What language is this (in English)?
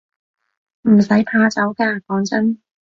Cantonese